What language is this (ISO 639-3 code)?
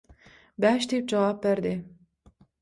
tuk